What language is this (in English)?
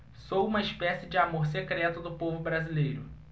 Portuguese